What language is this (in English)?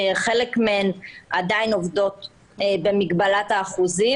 Hebrew